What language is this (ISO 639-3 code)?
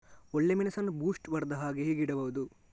kan